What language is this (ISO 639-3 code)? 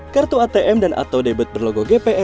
ind